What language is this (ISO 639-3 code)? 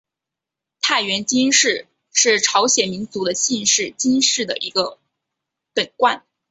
zho